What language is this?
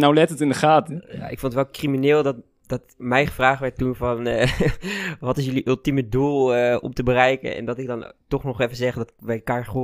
Dutch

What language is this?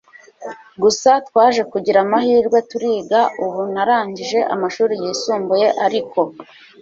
Kinyarwanda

